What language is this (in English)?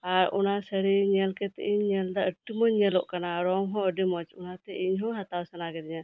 Santali